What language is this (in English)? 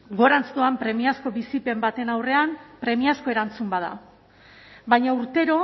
Basque